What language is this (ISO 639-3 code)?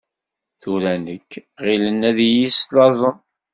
kab